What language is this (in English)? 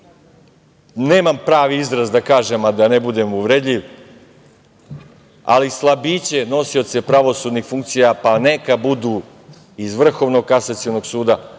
Serbian